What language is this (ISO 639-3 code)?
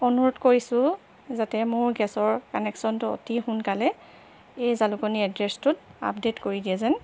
asm